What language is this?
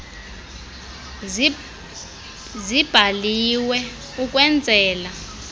Xhosa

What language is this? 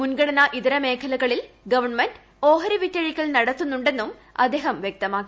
Malayalam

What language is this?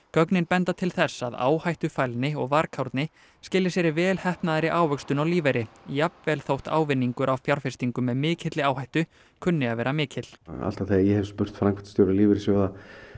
Icelandic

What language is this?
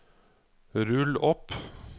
Norwegian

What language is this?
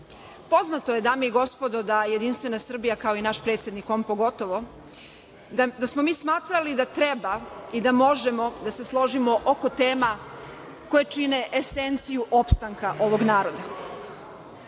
Serbian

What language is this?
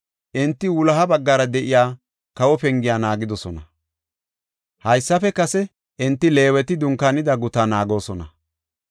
Gofa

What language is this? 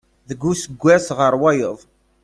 Kabyle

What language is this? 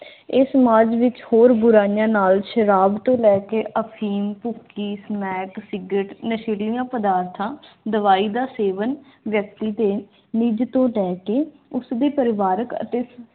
Punjabi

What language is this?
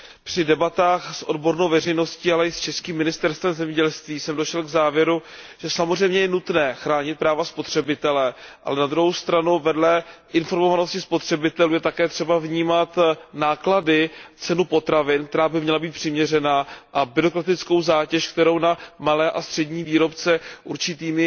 Czech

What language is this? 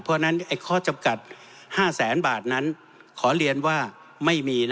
Thai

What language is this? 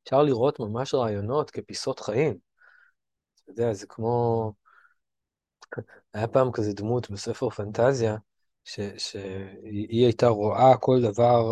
Hebrew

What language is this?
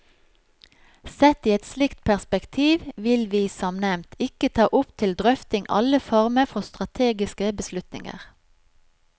Norwegian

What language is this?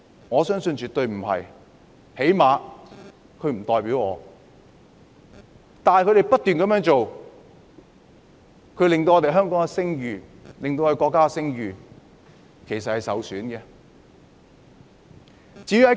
Cantonese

